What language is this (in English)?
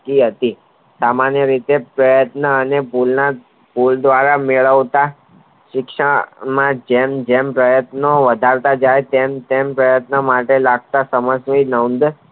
Gujarati